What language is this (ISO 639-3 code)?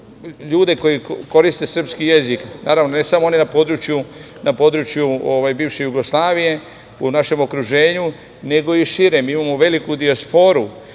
srp